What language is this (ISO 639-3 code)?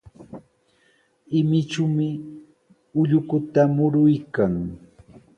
qws